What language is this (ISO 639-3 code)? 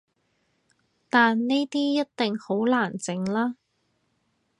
yue